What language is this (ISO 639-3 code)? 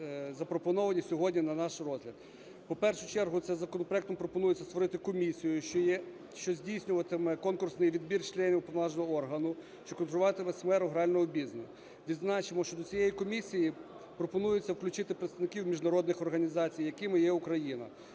ukr